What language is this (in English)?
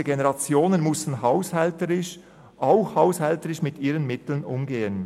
Swiss German